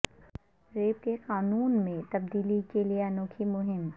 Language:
Urdu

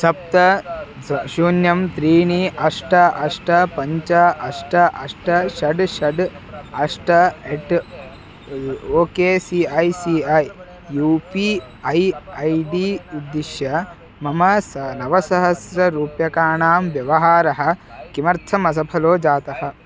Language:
Sanskrit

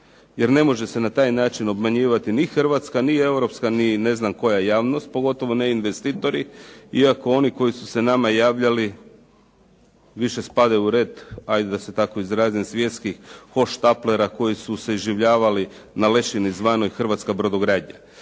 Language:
Croatian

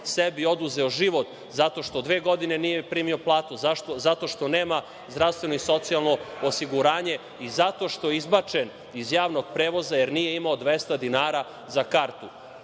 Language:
Serbian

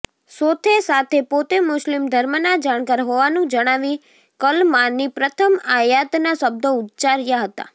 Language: Gujarati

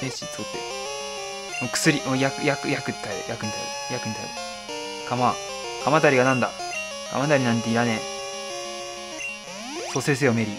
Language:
Japanese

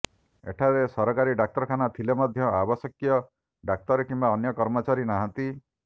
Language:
Odia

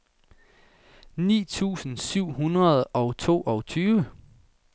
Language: Danish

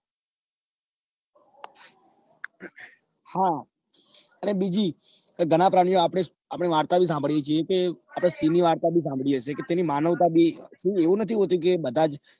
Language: Gujarati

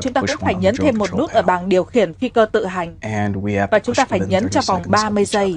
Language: Vietnamese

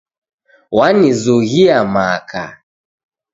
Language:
Taita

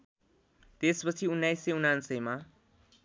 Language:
Nepali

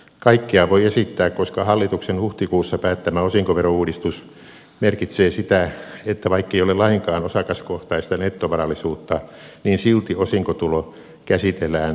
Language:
Finnish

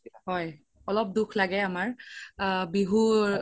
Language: Assamese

